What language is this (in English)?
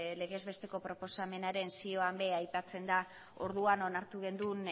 Basque